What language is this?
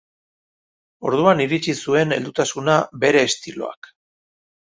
Basque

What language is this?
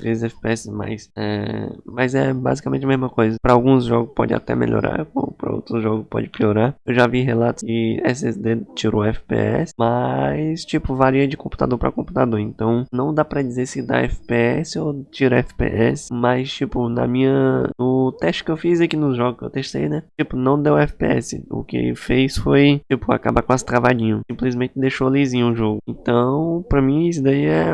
Portuguese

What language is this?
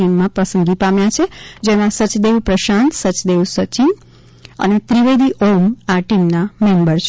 Gujarati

